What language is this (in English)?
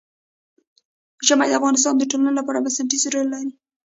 Pashto